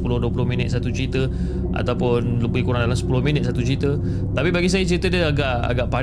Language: Malay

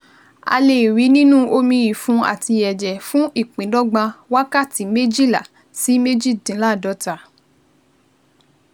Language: Yoruba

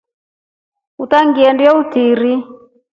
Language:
Rombo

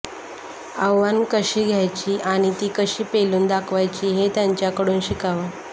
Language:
Marathi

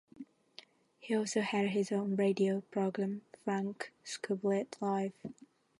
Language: English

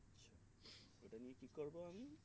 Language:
Bangla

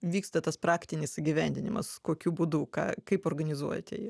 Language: Lithuanian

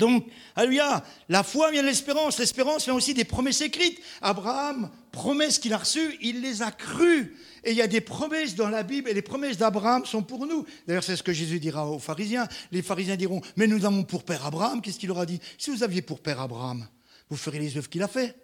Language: French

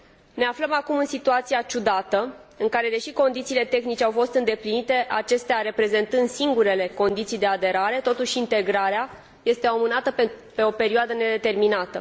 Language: Romanian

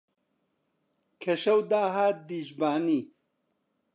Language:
Central Kurdish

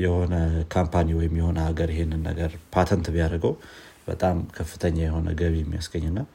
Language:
Amharic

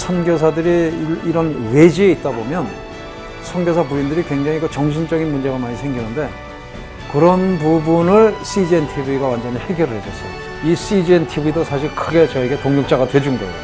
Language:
Korean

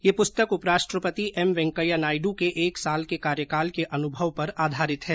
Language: Hindi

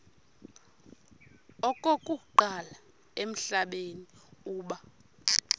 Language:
Xhosa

